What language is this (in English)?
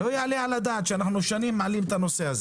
Hebrew